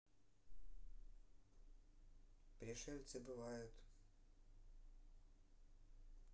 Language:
Russian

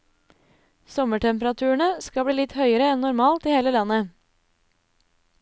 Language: Norwegian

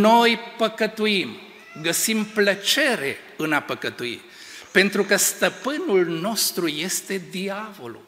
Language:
Romanian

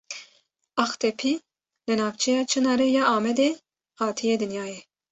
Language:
Kurdish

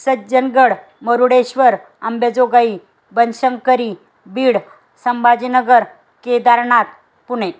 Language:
Marathi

